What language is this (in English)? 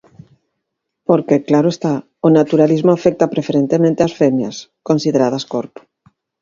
Galician